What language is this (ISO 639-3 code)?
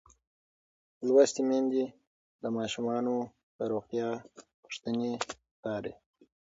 pus